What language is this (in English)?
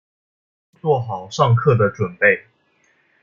Chinese